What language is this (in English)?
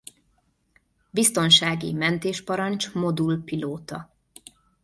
Hungarian